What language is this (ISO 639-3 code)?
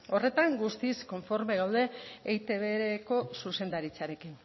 eus